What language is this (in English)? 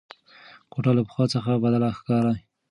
Pashto